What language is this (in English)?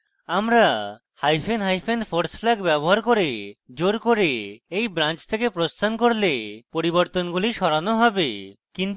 Bangla